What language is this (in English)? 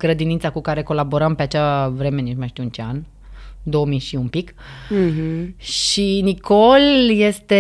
Romanian